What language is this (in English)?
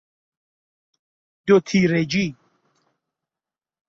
Persian